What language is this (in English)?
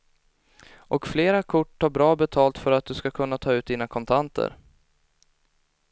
Swedish